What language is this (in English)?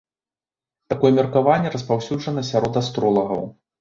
Belarusian